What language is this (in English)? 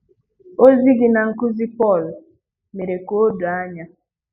Igbo